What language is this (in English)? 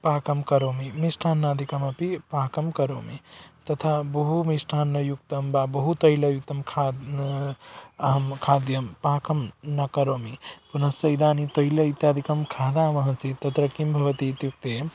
Sanskrit